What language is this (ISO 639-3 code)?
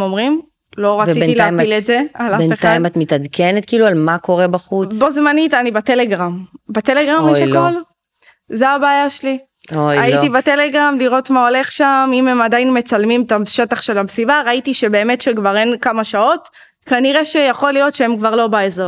heb